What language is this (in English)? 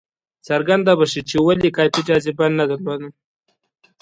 Pashto